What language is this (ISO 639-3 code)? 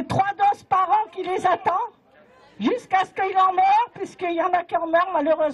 fra